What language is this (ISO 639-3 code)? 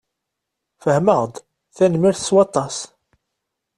kab